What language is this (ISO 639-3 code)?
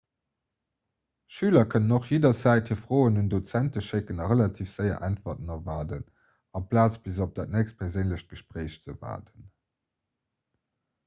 ltz